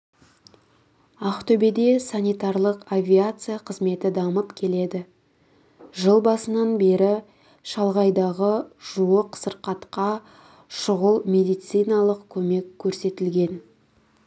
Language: Kazakh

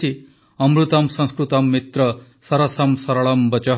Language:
Odia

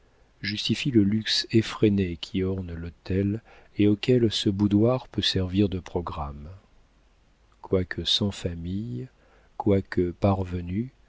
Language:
French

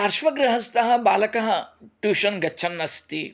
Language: Sanskrit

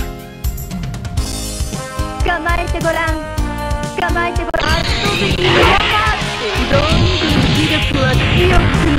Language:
Japanese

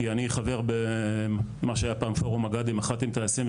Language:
Hebrew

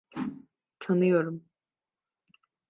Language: Turkish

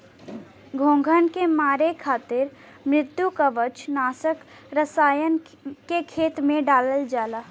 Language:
Bhojpuri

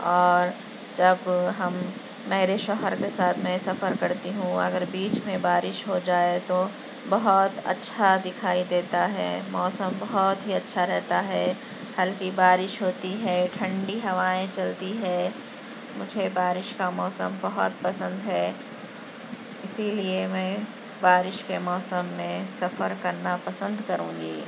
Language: Urdu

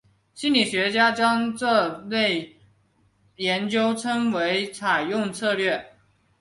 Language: Chinese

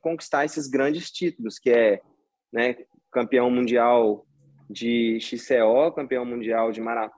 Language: Portuguese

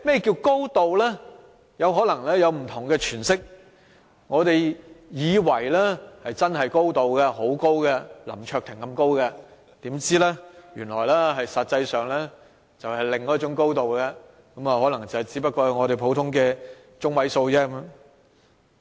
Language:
Cantonese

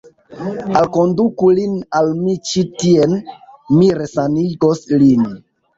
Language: Esperanto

